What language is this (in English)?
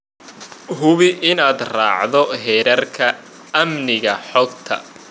Somali